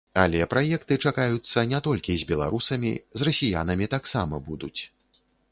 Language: Belarusian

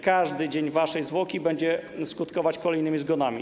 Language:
Polish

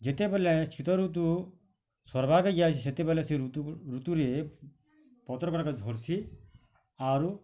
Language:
Odia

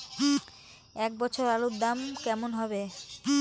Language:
Bangla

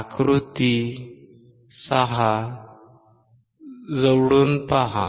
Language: Marathi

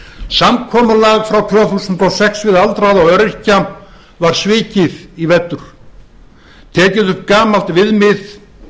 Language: Icelandic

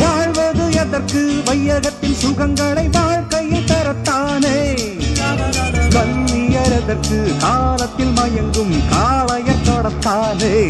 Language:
Tamil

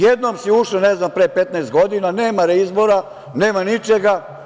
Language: Serbian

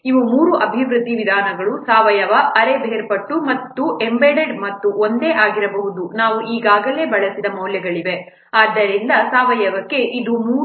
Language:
Kannada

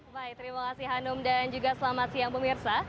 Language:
Indonesian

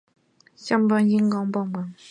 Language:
Chinese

